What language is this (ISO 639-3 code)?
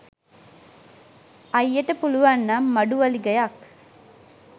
sin